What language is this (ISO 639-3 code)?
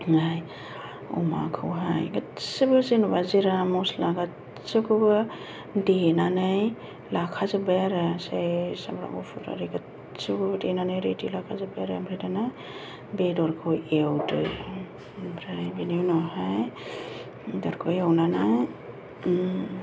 brx